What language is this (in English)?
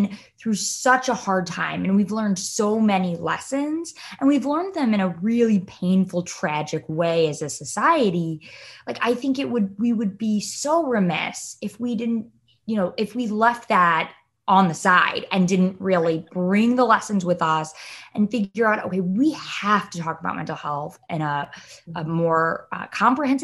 English